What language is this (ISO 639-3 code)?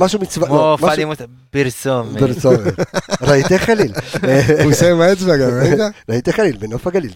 heb